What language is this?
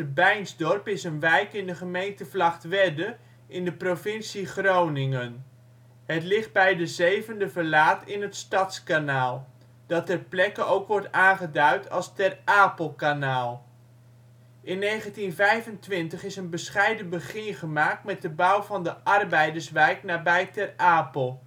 Dutch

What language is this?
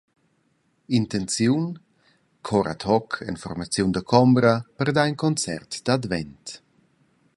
Romansh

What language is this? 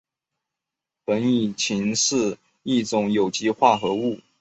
Chinese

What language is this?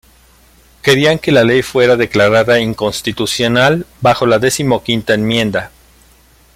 Spanish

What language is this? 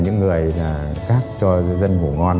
Vietnamese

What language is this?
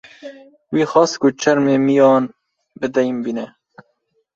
Kurdish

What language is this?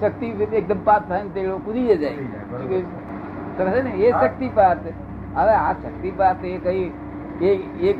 Gujarati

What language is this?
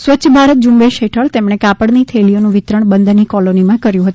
Gujarati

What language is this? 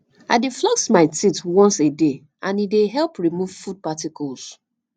Nigerian Pidgin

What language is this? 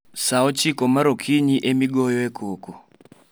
Luo (Kenya and Tanzania)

